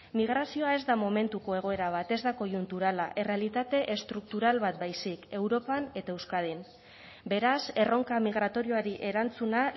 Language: Basque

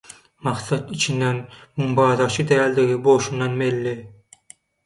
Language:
Turkmen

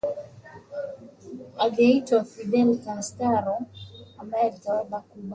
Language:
Swahili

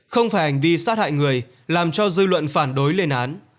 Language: Vietnamese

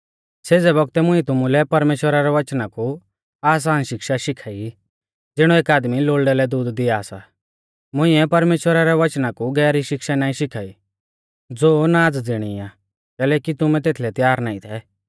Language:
Mahasu Pahari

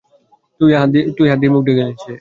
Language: Bangla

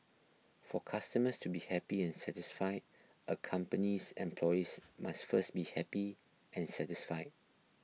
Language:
English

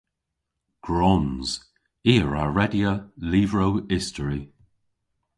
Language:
Cornish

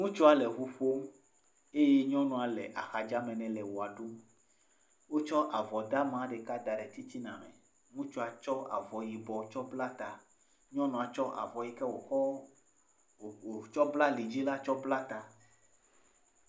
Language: Ewe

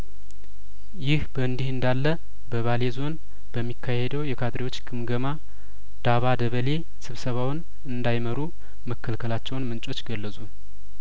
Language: Amharic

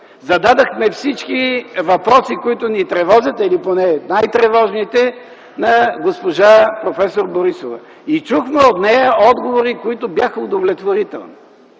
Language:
Bulgarian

